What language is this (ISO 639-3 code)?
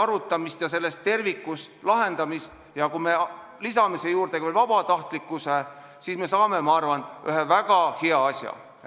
est